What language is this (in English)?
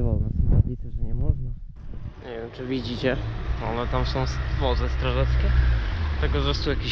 Polish